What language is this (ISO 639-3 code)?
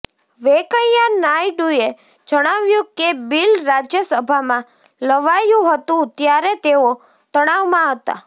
guj